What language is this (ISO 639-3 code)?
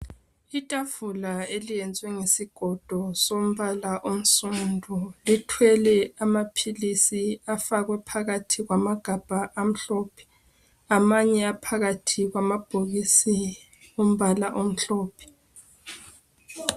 nde